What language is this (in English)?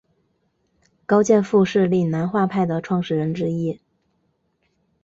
Chinese